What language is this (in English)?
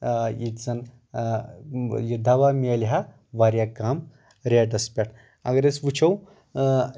Kashmiri